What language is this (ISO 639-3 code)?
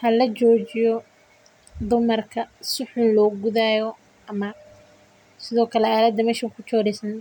som